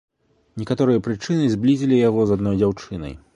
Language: Belarusian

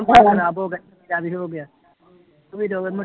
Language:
Punjabi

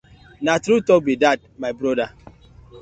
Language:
Nigerian Pidgin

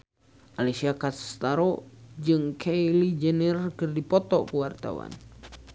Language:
Sundanese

